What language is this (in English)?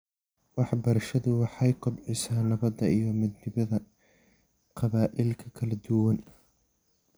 Somali